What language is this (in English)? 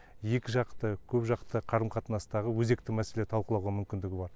Kazakh